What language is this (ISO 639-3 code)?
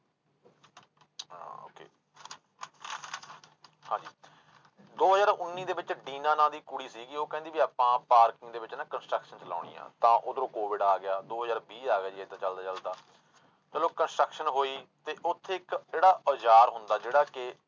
pan